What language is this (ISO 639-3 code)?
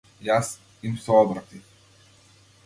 mkd